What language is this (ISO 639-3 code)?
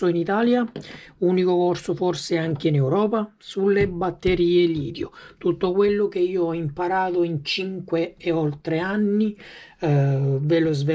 ita